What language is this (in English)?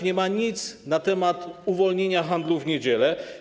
Polish